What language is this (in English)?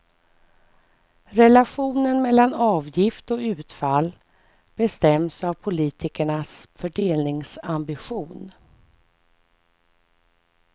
Swedish